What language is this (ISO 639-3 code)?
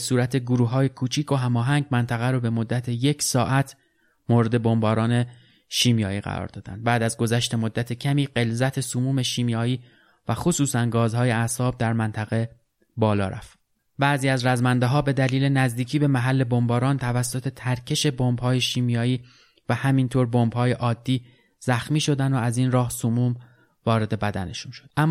fas